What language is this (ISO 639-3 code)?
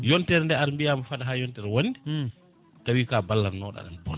ful